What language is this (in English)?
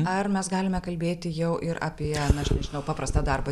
Lithuanian